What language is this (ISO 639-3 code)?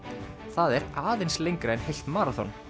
isl